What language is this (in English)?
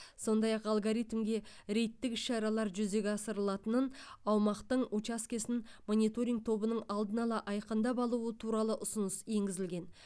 Kazakh